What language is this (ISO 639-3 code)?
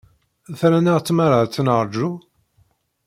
kab